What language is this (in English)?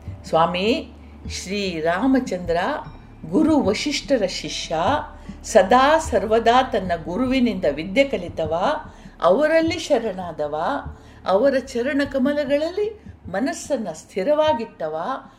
Kannada